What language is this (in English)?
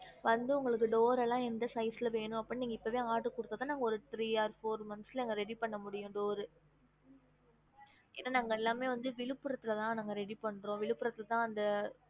Tamil